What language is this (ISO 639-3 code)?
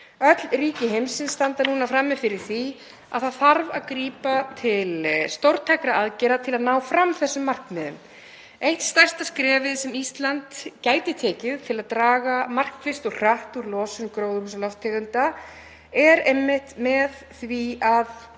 isl